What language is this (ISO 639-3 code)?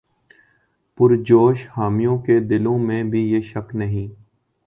urd